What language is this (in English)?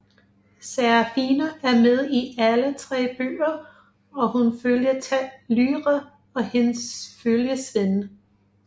Danish